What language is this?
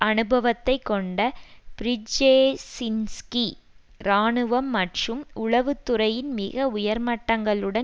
Tamil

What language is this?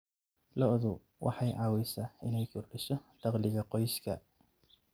Somali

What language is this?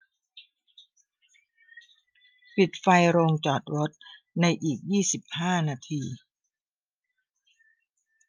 Thai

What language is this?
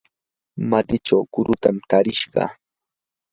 Yanahuanca Pasco Quechua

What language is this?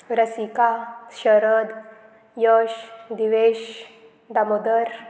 Konkani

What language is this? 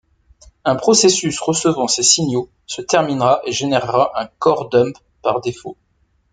French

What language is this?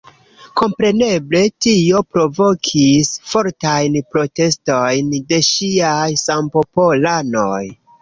Esperanto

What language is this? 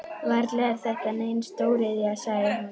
Icelandic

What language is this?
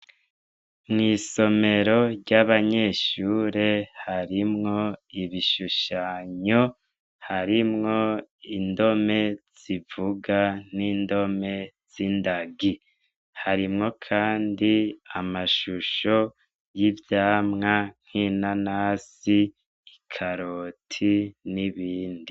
Rundi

